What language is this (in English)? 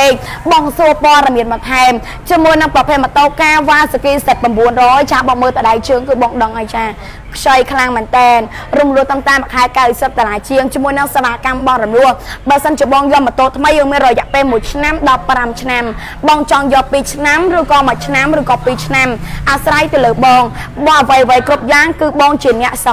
Thai